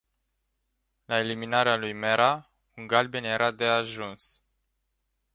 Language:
Romanian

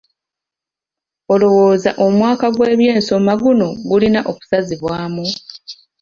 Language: Ganda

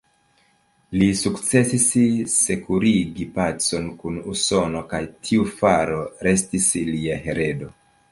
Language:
Esperanto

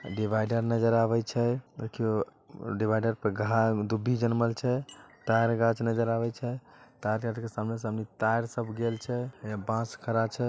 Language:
Magahi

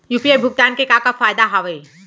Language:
Chhattisgarhi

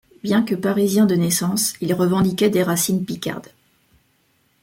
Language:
French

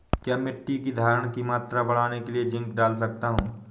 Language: Hindi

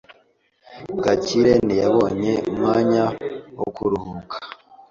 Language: Kinyarwanda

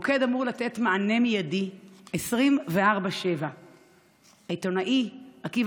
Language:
Hebrew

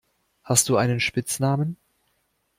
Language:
German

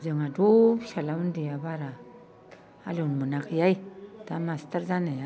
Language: Bodo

